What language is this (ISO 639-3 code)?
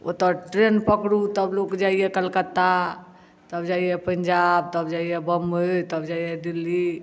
mai